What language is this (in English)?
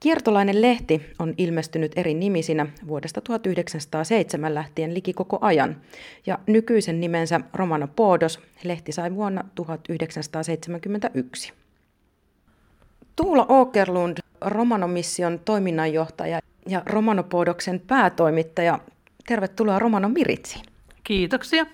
Finnish